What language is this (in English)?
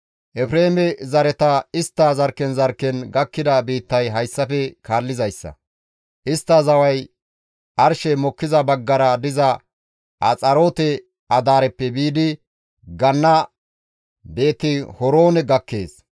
Gamo